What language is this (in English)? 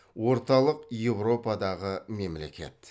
Kazakh